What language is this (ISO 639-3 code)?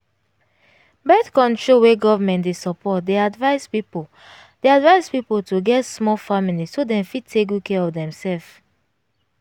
pcm